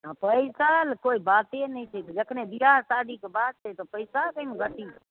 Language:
Maithili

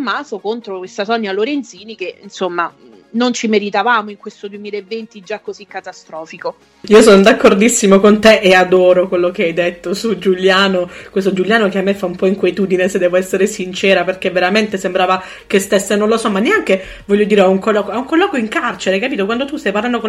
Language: Italian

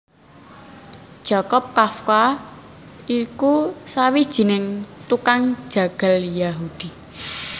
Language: Javanese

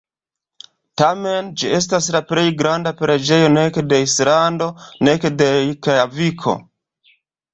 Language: Esperanto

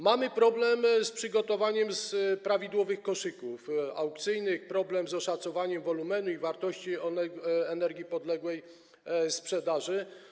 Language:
Polish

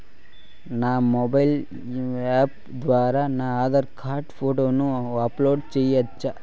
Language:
Telugu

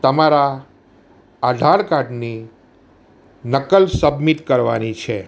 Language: Gujarati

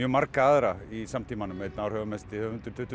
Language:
Icelandic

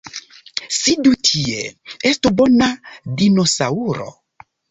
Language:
Esperanto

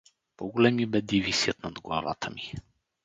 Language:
Bulgarian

